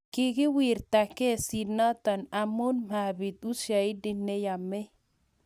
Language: Kalenjin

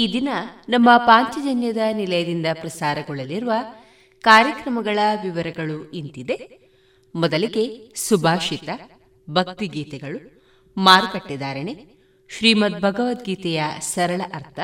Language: Kannada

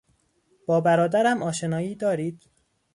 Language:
Persian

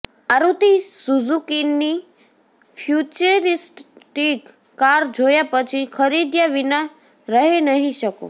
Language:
Gujarati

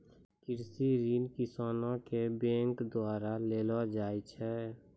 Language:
Maithili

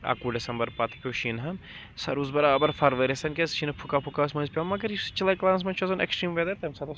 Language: Kashmiri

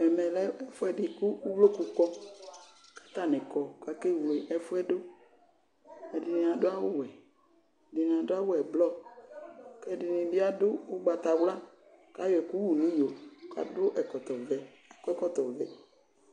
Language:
Ikposo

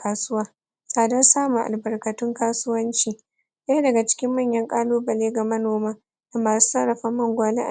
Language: Hausa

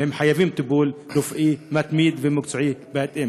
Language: Hebrew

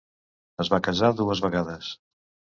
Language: Catalan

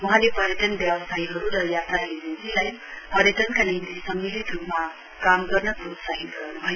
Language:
Nepali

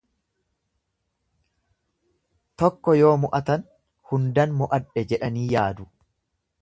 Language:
Oromo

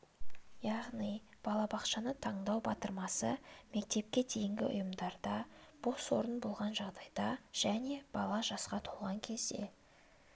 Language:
Kazakh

